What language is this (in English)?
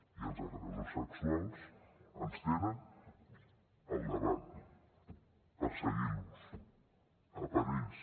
Catalan